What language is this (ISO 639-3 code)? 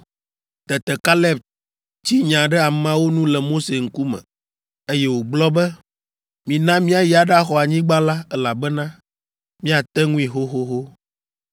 ewe